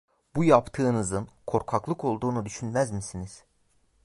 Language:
Turkish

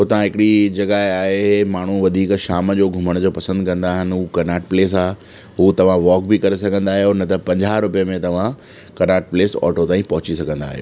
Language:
Sindhi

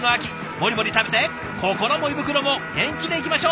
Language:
Japanese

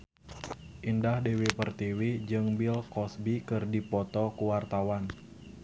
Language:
Sundanese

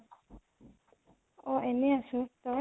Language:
Assamese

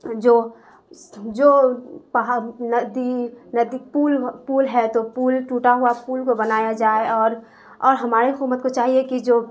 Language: Urdu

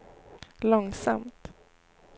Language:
Swedish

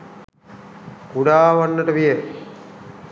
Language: Sinhala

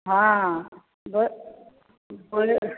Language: Maithili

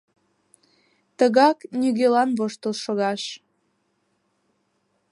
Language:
Mari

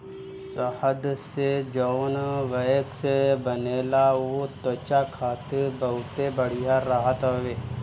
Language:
Bhojpuri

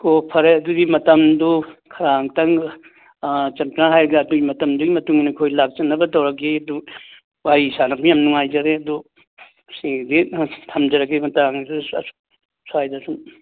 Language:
Manipuri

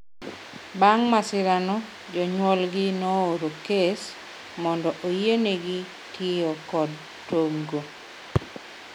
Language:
Luo (Kenya and Tanzania)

